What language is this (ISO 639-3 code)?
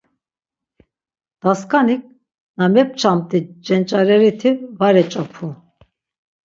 lzz